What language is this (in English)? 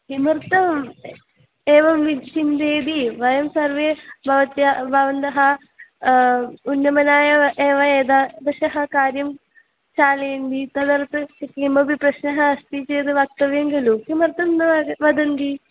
Sanskrit